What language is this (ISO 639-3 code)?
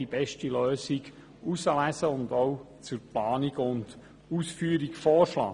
gsw